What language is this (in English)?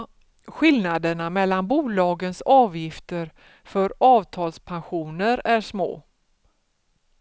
Swedish